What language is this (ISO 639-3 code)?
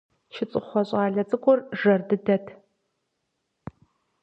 kbd